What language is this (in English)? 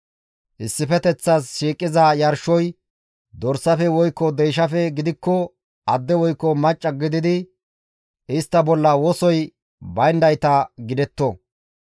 Gamo